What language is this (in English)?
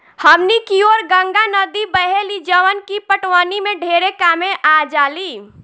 Bhojpuri